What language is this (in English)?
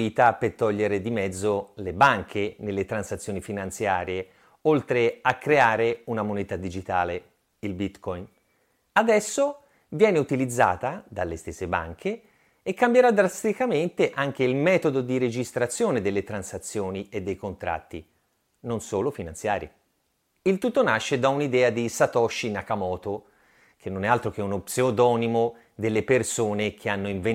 Italian